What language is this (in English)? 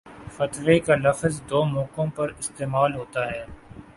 Urdu